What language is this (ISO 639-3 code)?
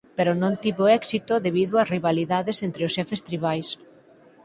glg